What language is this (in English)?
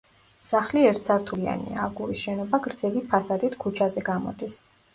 Georgian